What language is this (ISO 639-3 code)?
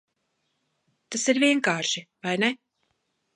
lav